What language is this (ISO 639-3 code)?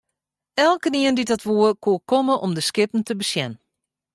fry